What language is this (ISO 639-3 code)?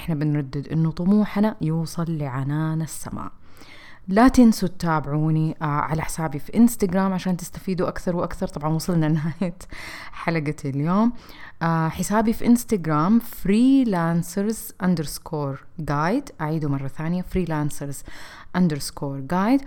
ara